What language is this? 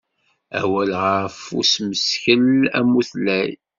Kabyle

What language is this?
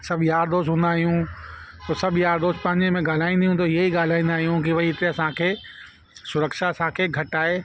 Sindhi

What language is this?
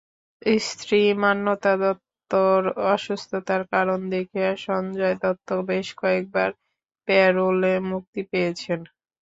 Bangla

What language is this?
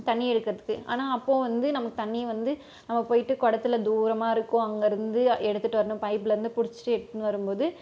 Tamil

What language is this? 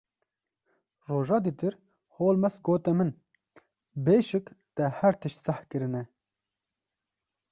Kurdish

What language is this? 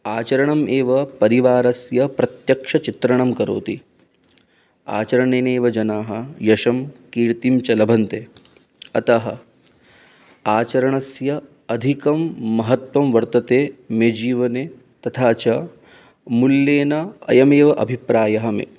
Sanskrit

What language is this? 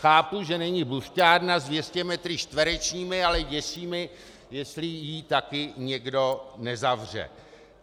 Czech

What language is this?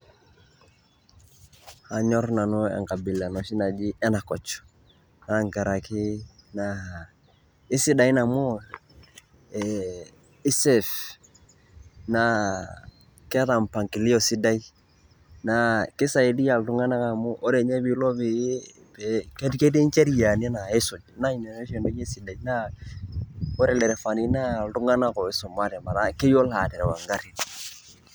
Masai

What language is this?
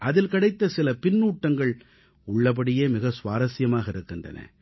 Tamil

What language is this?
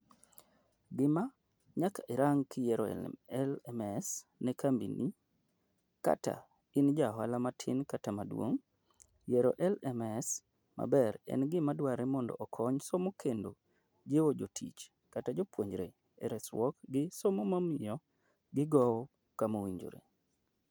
Luo (Kenya and Tanzania)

